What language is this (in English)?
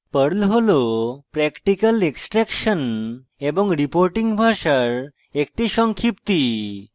Bangla